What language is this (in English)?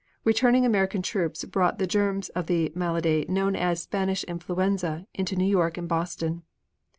English